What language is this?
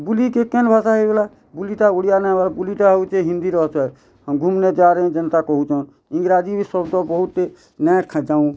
Odia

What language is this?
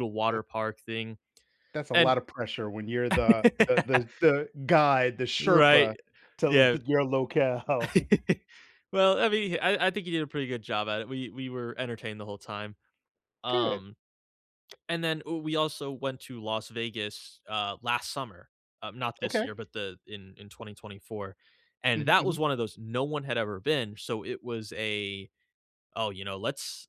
English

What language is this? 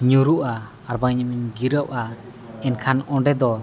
Santali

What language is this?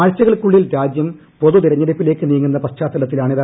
Malayalam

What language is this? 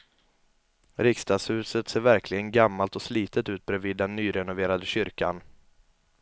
Swedish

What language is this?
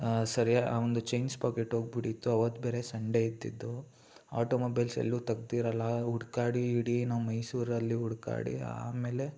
Kannada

